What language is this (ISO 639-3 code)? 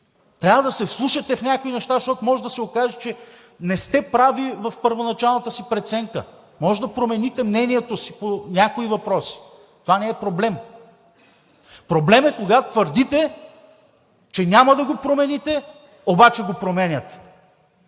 bul